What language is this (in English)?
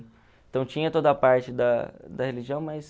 Portuguese